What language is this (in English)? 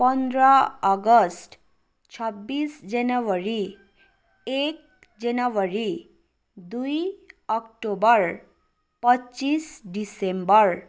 Nepali